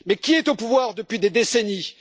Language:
French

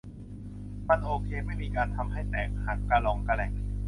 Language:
Thai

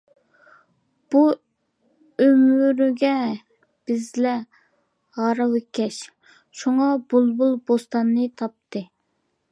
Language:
Uyghur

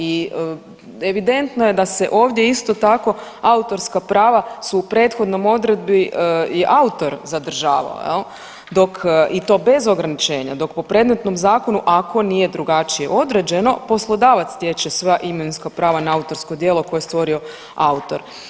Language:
Croatian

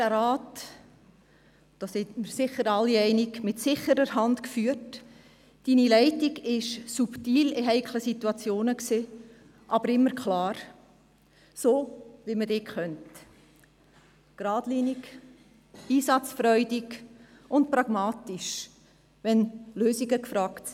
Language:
Swiss German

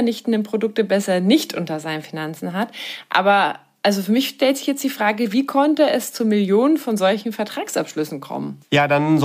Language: German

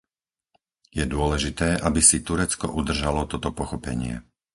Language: Slovak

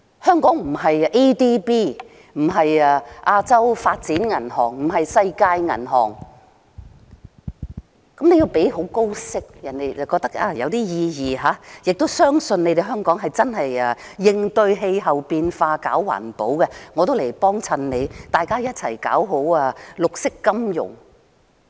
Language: Cantonese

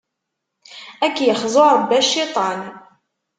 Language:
Kabyle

